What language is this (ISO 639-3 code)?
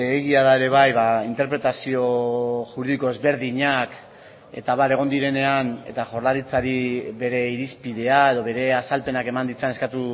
eus